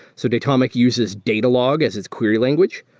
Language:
English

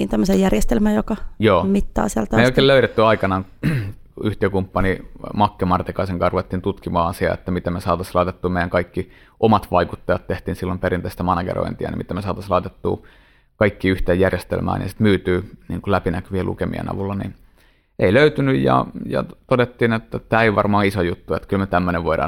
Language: Finnish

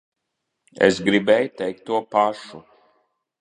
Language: Latvian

